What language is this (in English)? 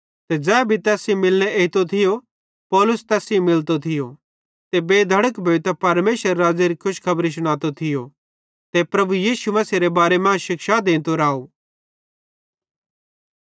Bhadrawahi